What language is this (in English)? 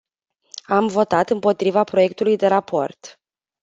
Romanian